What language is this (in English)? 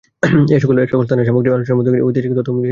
Bangla